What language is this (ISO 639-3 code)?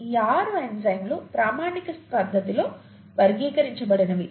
tel